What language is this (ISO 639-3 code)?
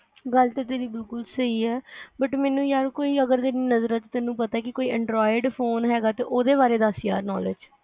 pan